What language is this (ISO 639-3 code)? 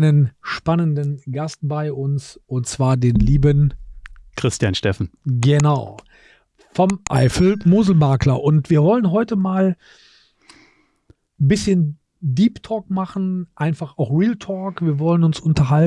deu